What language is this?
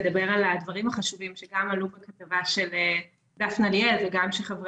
Hebrew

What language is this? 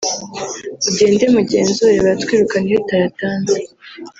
Kinyarwanda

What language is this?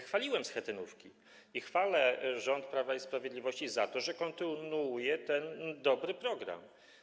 Polish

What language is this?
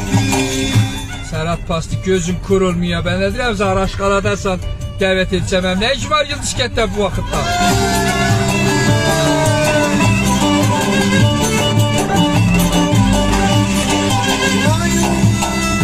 Turkish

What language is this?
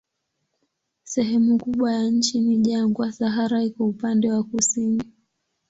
Swahili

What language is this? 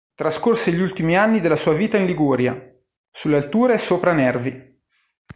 Italian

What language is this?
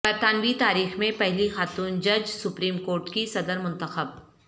Urdu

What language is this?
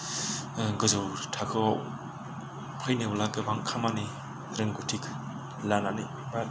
Bodo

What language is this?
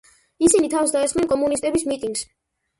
Georgian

